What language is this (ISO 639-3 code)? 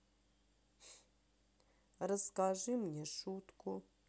rus